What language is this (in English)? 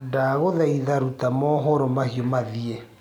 Kikuyu